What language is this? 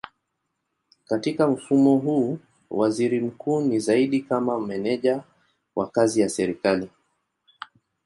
Swahili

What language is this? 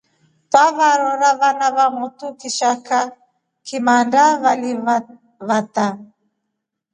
Rombo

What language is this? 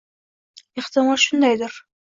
Uzbek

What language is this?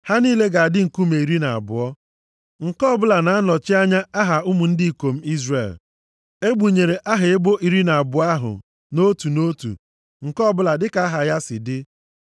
Igbo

